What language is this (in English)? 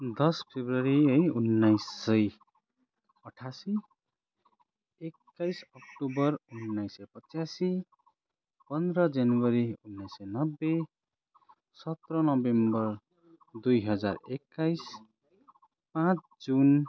Nepali